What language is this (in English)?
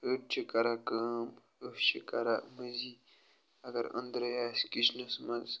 Kashmiri